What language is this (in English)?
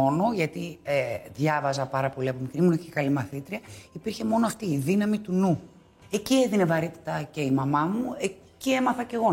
Greek